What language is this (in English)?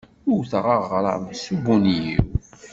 Kabyle